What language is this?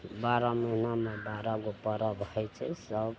Maithili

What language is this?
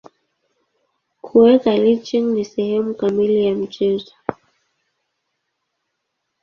Swahili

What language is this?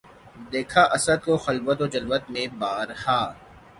Urdu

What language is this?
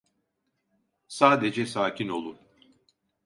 Turkish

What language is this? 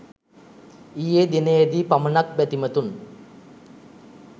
Sinhala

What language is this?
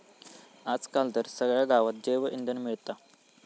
Marathi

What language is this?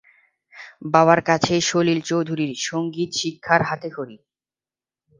Bangla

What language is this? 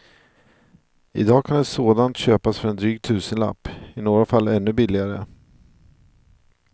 Swedish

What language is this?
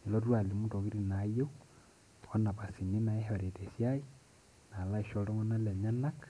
Masai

